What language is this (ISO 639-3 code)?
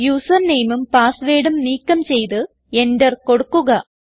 mal